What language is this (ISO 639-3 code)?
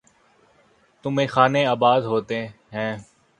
urd